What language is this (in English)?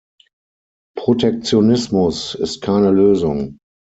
German